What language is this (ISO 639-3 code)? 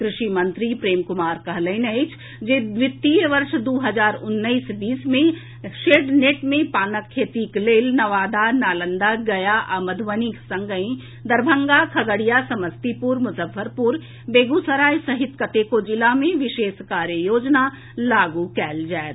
mai